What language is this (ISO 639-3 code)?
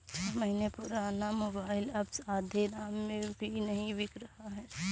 hin